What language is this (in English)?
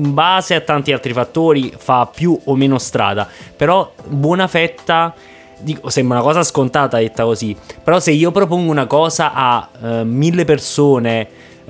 Italian